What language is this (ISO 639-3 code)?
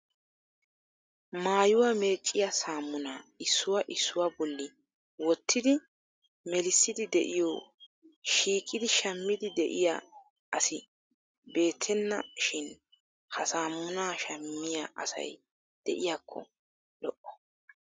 wal